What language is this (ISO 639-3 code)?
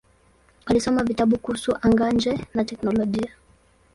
swa